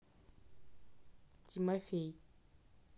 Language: Russian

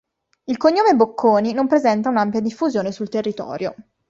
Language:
Italian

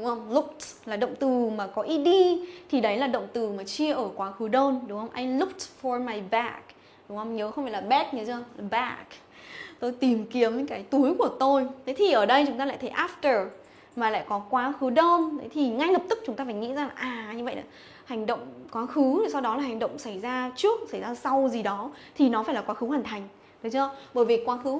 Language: Vietnamese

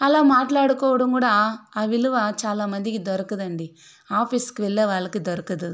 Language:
Telugu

